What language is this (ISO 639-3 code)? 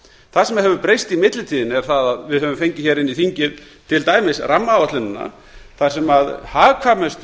isl